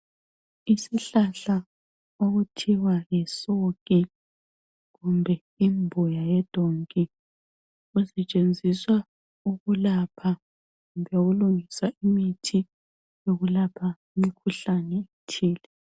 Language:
North Ndebele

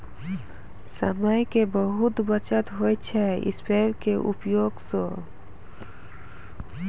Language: Maithili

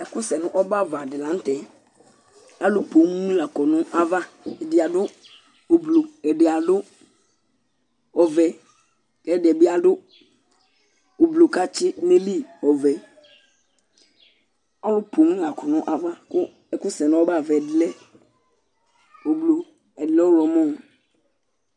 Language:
Ikposo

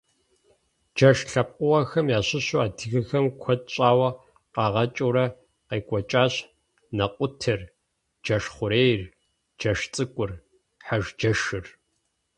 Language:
Kabardian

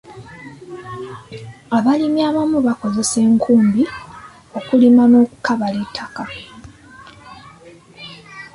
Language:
Ganda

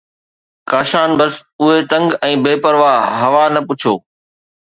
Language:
Sindhi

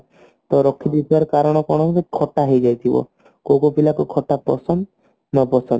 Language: Odia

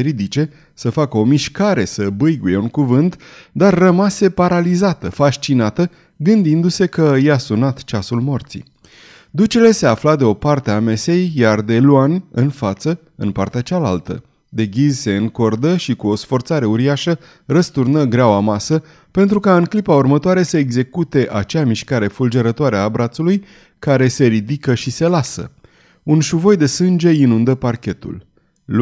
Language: Romanian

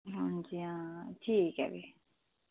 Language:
Dogri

